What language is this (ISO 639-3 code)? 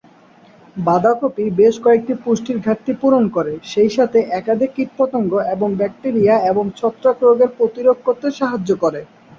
ben